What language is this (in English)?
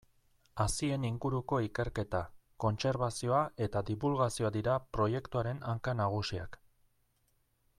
Basque